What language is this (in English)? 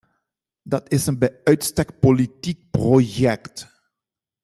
Dutch